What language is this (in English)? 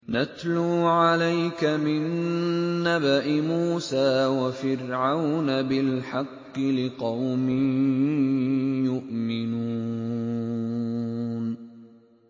Arabic